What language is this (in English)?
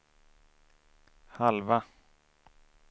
Swedish